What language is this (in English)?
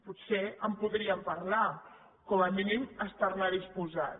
Catalan